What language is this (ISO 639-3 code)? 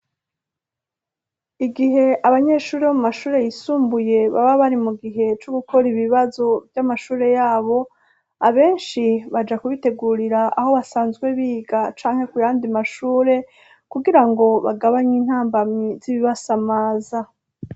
run